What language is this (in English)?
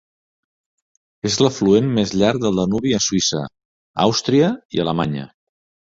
Catalan